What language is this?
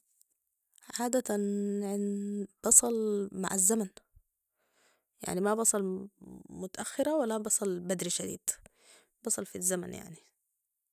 Sudanese Arabic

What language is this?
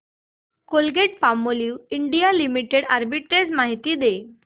Marathi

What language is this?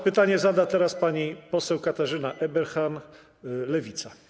Polish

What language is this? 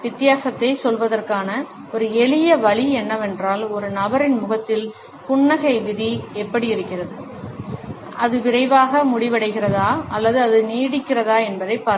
Tamil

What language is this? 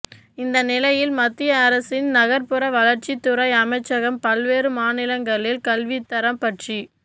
Tamil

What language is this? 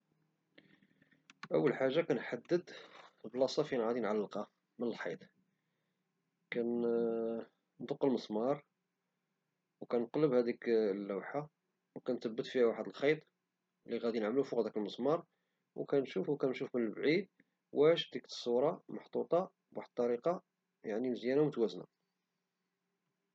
Moroccan Arabic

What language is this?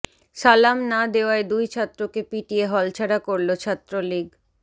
Bangla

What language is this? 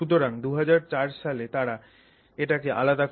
Bangla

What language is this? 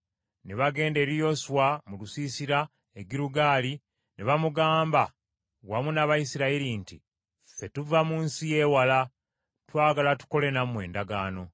Ganda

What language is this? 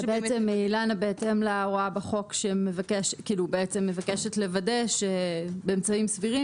Hebrew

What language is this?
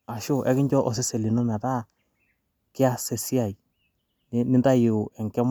Masai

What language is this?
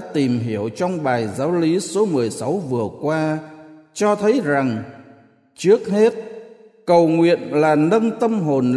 Vietnamese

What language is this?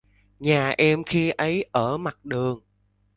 Vietnamese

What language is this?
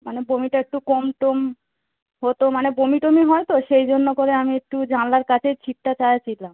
Bangla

